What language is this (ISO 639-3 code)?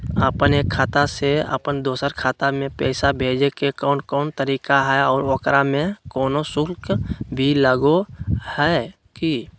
mag